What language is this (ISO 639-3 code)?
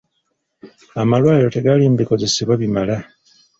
lug